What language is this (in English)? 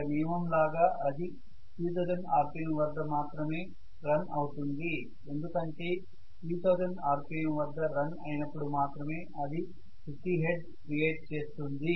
Telugu